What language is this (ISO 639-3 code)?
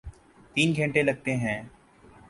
urd